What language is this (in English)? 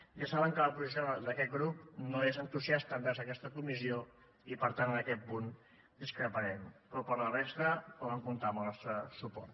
Catalan